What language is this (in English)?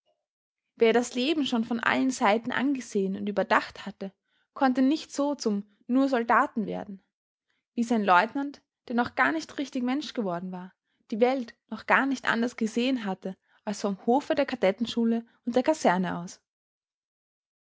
German